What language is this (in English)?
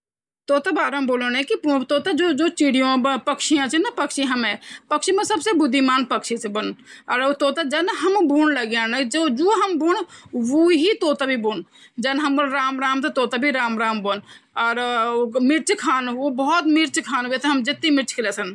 Garhwali